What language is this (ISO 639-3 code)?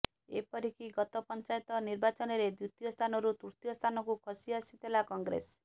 ori